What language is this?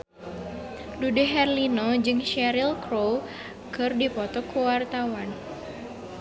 Sundanese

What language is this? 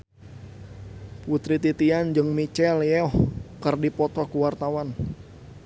Sundanese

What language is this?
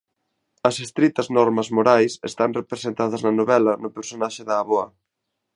Galician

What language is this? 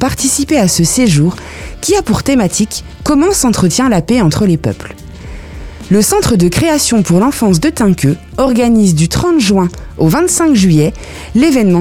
French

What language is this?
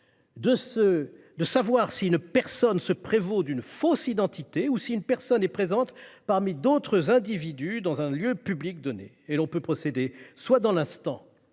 French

